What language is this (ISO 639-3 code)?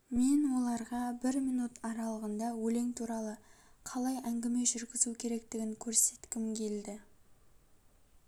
kaz